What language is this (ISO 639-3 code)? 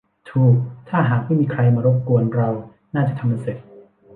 tha